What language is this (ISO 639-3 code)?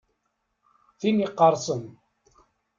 kab